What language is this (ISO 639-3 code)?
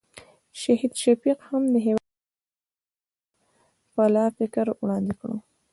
pus